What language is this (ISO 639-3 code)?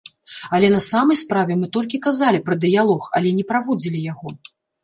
bel